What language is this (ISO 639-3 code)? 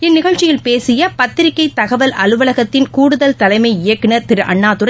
tam